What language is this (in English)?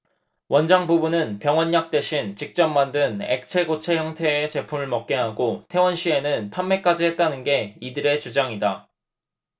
Korean